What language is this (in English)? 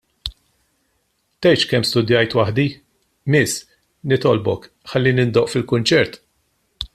Maltese